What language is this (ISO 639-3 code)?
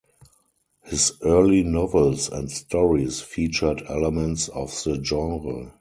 eng